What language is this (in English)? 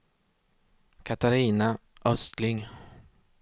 Swedish